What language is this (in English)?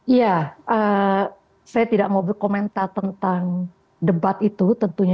Indonesian